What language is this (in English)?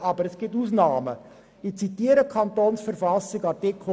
Swiss German